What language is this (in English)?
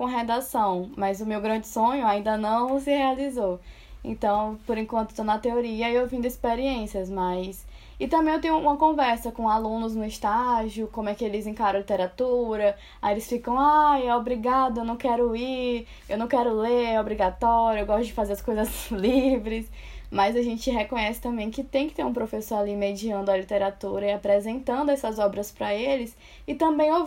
Portuguese